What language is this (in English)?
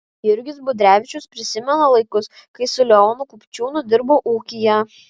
Lithuanian